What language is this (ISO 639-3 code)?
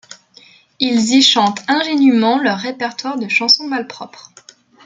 fra